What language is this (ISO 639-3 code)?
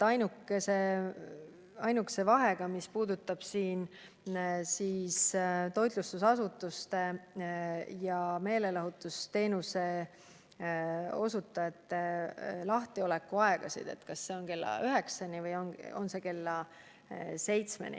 est